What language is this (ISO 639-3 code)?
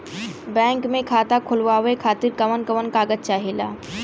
bho